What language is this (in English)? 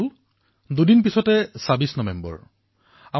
Assamese